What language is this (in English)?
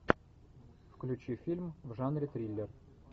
Russian